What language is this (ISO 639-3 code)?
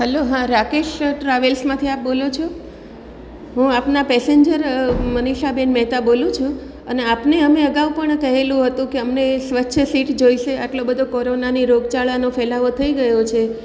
guj